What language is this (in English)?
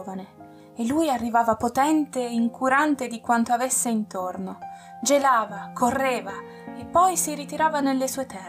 Italian